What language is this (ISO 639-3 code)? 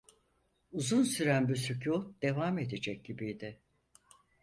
tur